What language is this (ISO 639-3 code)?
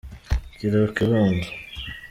kin